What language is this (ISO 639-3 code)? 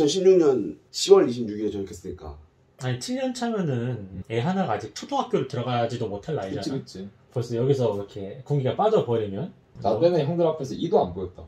kor